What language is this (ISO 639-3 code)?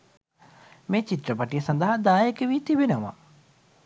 sin